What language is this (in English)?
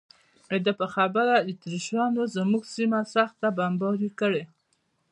Pashto